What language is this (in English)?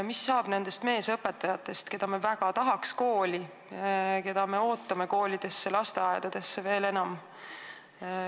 Estonian